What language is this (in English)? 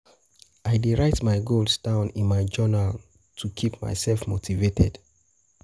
Nigerian Pidgin